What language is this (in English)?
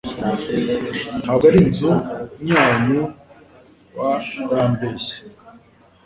Kinyarwanda